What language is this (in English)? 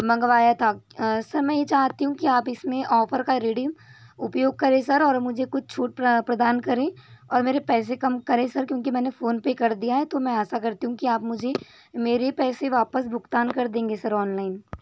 Hindi